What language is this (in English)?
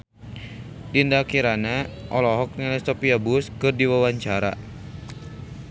Sundanese